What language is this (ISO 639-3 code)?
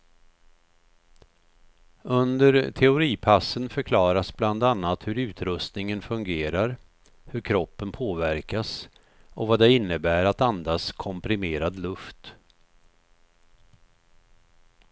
swe